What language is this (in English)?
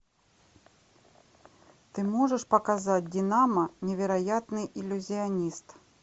Russian